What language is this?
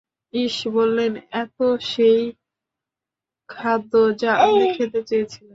Bangla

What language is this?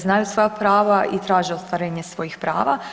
Croatian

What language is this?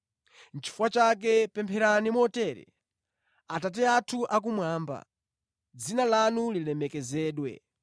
Nyanja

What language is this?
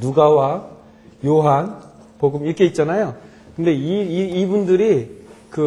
Korean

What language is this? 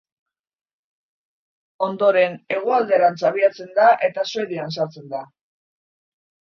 Basque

